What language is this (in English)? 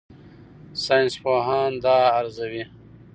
Pashto